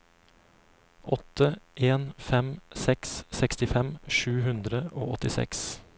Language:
Norwegian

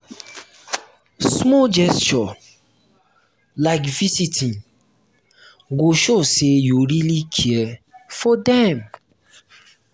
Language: Nigerian Pidgin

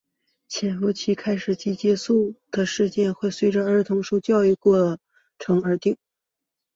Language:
Chinese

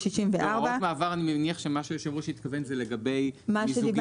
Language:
Hebrew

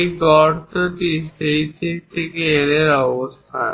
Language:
Bangla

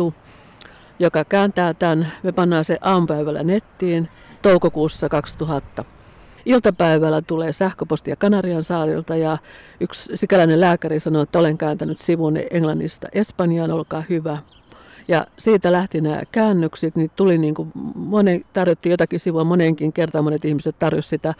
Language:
Finnish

